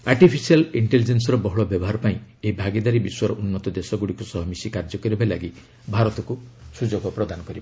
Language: Odia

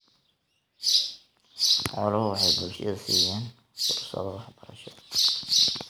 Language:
Somali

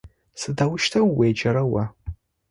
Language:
Adyghe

